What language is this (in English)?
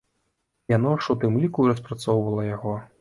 Belarusian